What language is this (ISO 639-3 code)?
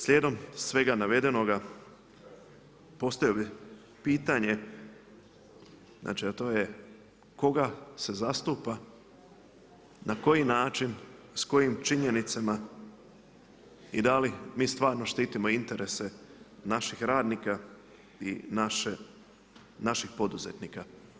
hrv